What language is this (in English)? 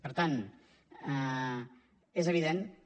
Catalan